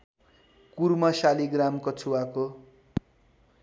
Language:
Nepali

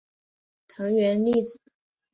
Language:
Chinese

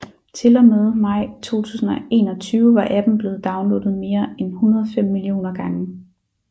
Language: Danish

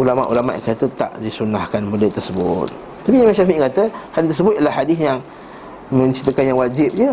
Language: Malay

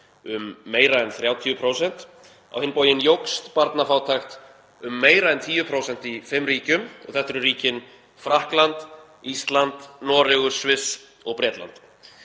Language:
Icelandic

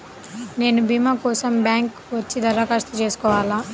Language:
Telugu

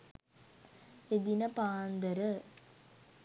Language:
Sinhala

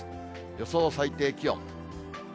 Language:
Japanese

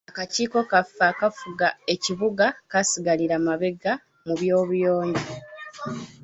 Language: Ganda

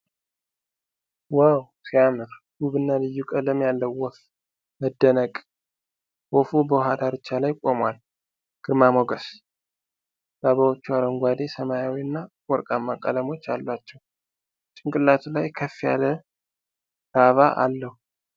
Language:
Amharic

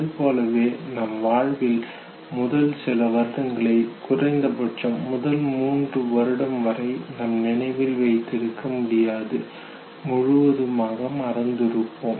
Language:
Tamil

